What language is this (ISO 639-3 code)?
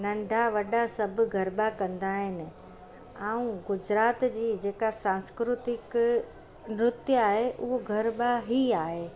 snd